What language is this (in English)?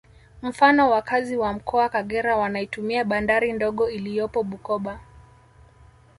Swahili